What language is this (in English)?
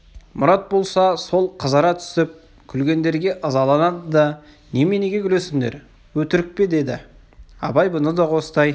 Kazakh